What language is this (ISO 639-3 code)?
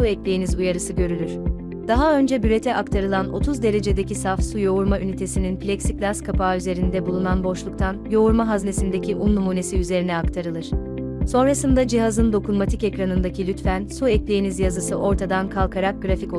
tur